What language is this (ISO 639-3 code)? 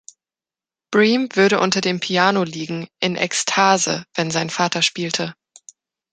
deu